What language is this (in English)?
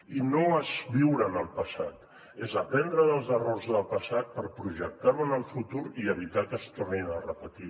Catalan